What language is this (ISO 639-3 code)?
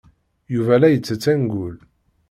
kab